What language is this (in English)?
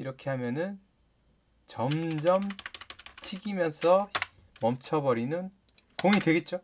Korean